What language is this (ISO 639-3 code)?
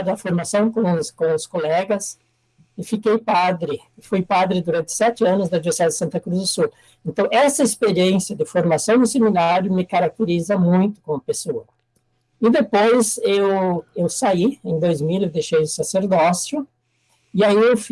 por